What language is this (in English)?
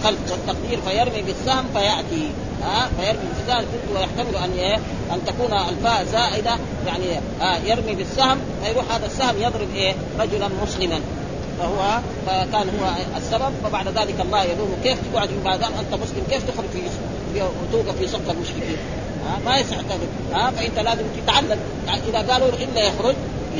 Arabic